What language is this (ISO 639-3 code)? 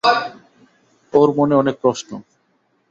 ben